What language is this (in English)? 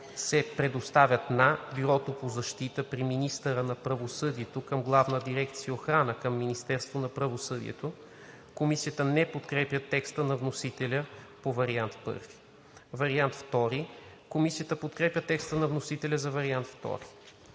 Bulgarian